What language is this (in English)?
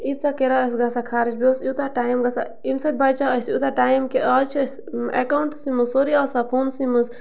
Kashmiri